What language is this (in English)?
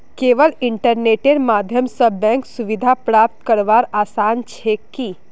Magahi